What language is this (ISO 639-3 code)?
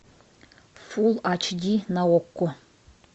rus